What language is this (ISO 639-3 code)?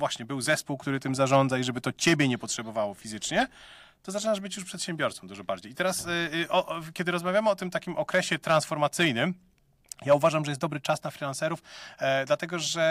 pol